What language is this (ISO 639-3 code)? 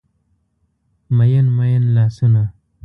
pus